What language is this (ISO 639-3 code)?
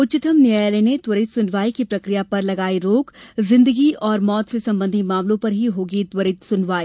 hin